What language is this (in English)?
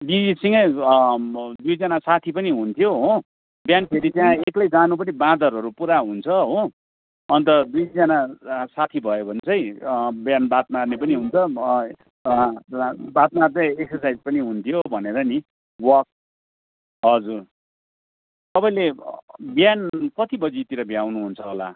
Nepali